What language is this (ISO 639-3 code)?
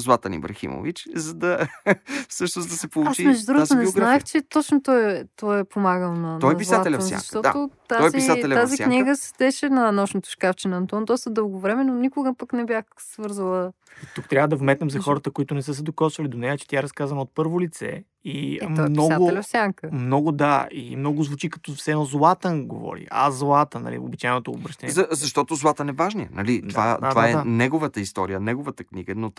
bul